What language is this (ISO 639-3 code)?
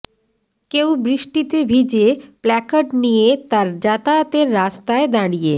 ben